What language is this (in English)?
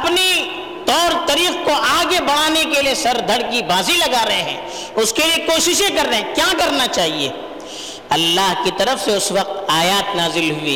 Urdu